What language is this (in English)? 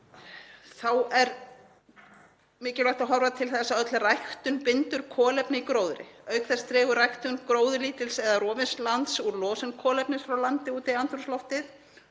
Icelandic